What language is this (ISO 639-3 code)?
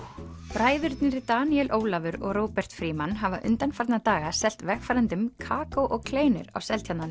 isl